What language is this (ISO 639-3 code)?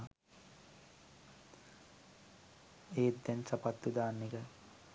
sin